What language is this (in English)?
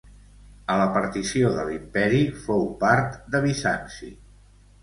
Catalan